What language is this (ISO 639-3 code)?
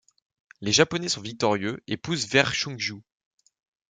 fra